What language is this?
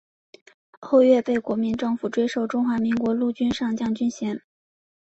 Chinese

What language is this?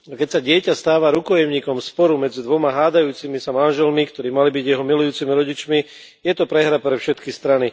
Slovak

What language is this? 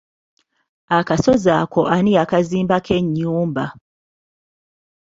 Ganda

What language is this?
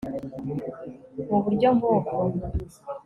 Kinyarwanda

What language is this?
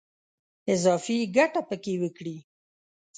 Pashto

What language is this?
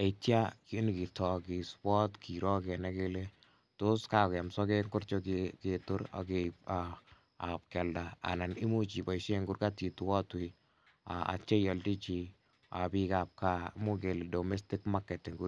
Kalenjin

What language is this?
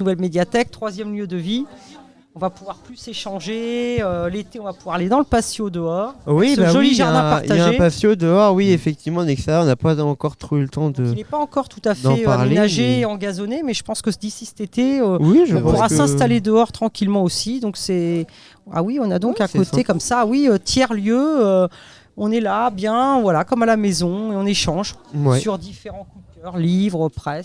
French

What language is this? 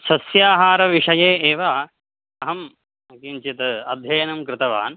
Sanskrit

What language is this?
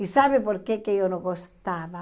Portuguese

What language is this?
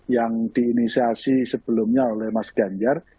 Indonesian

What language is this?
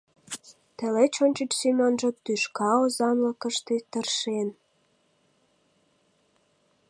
Mari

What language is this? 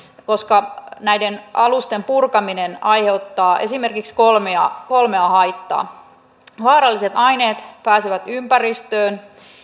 Finnish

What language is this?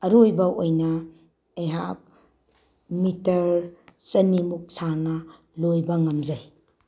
Manipuri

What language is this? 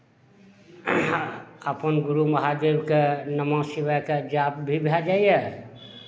Maithili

